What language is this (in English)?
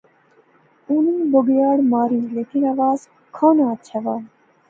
Pahari-Potwari